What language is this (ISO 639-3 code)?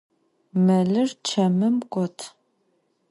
ady